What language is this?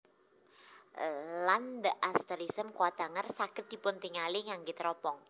Javanese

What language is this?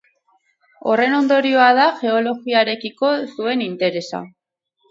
Basque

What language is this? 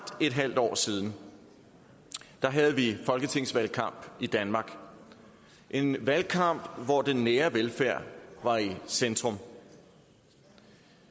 Danish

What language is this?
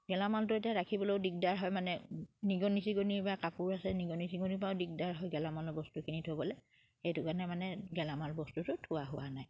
Assamese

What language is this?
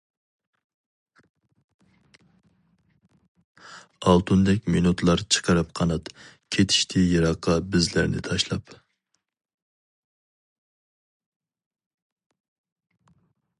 Uyghur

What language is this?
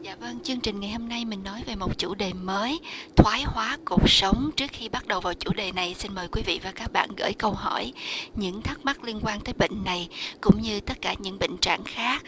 Vietnamese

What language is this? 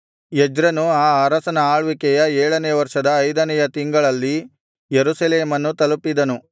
Kannada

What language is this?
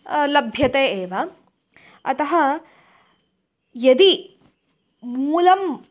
Sanskrit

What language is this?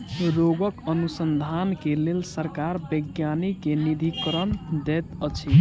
Maithili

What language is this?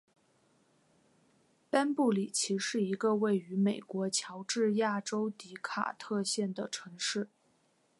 Chinese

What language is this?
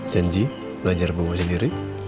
Indonesian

